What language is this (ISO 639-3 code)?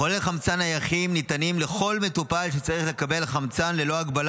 heb